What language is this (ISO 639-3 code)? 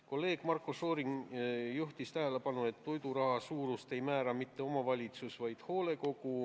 est